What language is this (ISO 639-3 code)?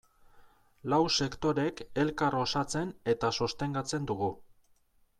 eus